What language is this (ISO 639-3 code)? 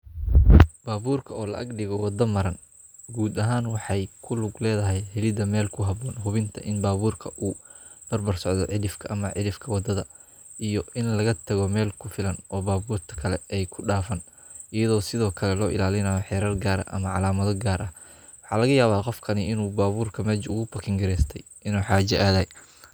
som